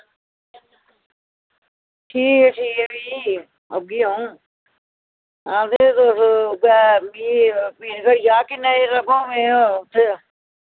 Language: Dogri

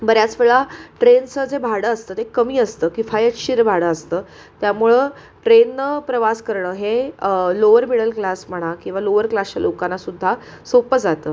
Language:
Marathi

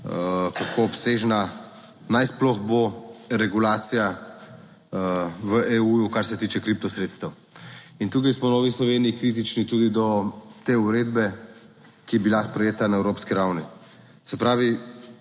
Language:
Slovenian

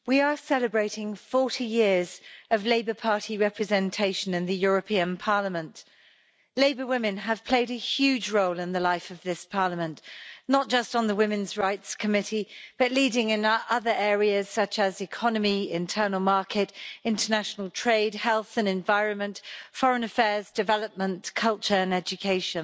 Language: English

